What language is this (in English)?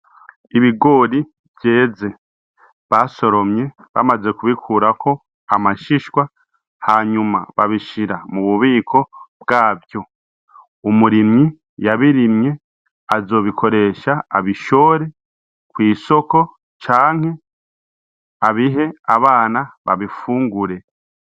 Rundi